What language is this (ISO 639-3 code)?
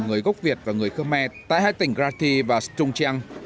vie